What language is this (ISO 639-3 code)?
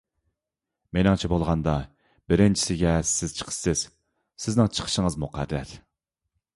uig